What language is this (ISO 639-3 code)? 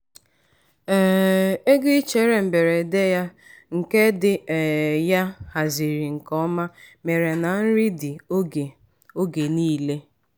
ibo